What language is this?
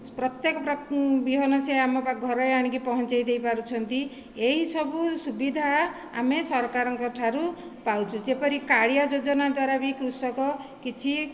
Odia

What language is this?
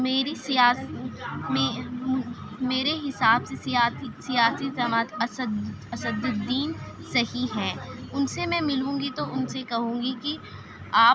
Urdu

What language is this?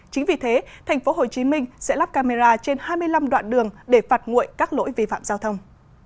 Vietnamese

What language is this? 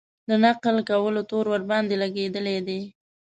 Pashto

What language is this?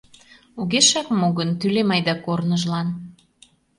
Mari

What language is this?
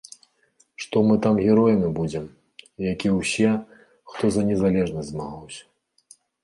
Belarusian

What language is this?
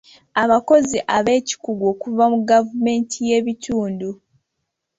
Ganda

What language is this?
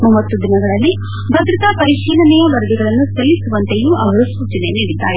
Kannada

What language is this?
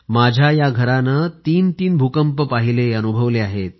Marathi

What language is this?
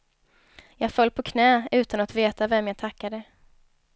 Swedish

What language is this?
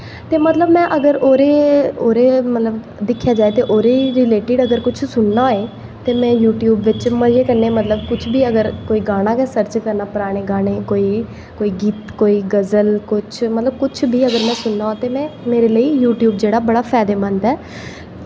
Dogri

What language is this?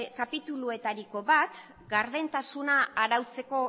Basque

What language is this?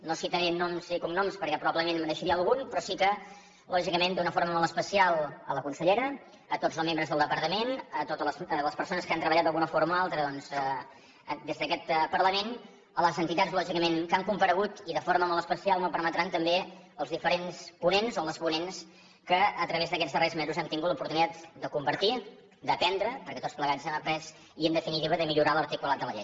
Catalan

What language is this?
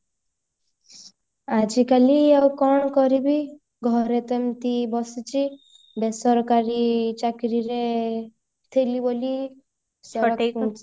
Odia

